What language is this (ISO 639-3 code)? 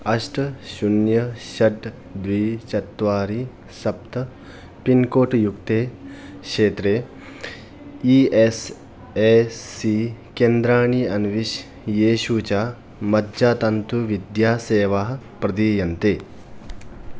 san